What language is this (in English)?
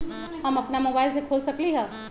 Magahi